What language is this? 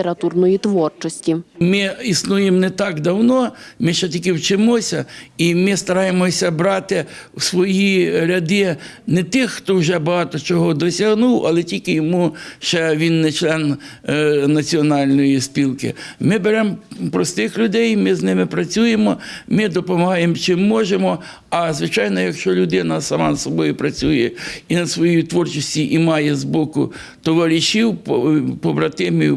Ukrainian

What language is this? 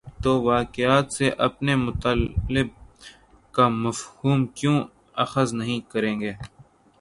Urdu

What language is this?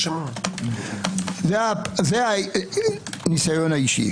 Hebrew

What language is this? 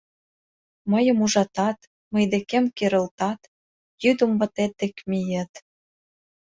Mari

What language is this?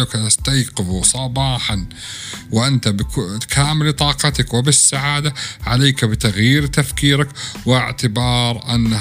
Arabic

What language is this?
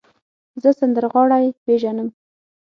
Pashto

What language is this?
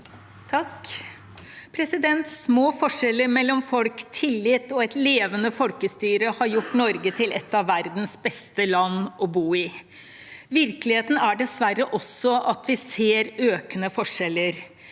Norwegian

